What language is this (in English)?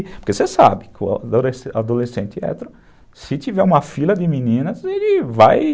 Portuguese